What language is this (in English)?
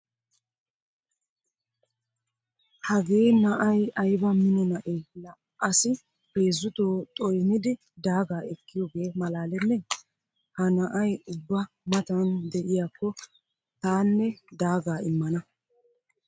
Wolaytta